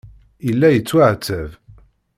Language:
Kabyle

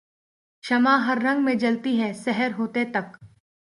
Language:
Urdu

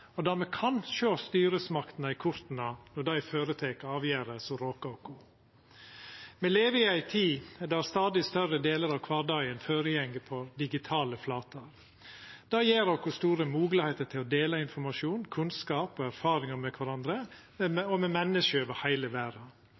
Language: Norwegian Nynorsk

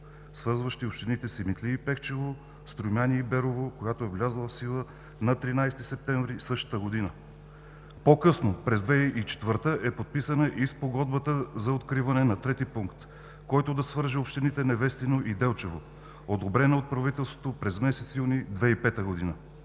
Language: Bulgarian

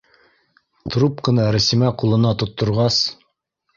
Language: Bashkir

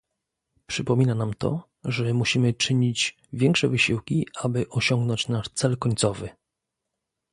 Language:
Polish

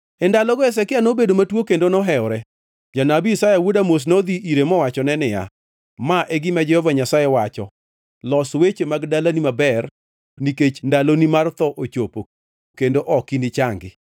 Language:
Luo (Kenya and Tanzania)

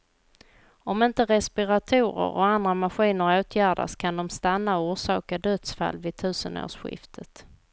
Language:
Swedish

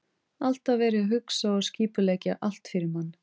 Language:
Icelandic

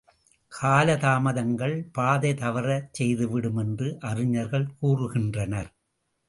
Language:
Tamil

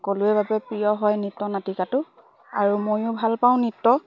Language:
Assamese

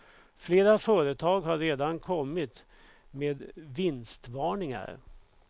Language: Swedish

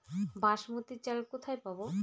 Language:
Bangla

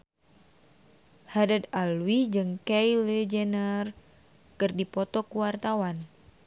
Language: Sundanese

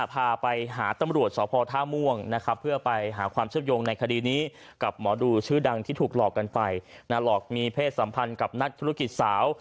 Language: Thai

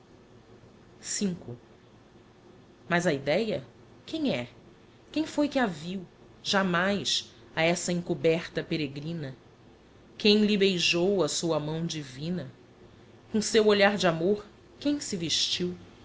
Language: Portuguese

